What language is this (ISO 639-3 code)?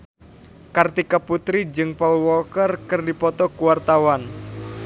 sun